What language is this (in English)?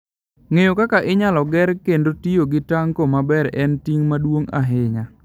Luo (Kenya and Tanzania)